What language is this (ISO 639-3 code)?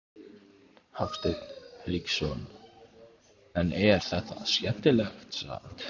isl